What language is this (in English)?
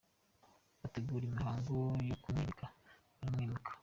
Kinyarwanda